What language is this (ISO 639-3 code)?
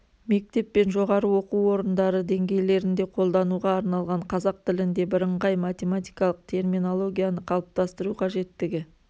kaz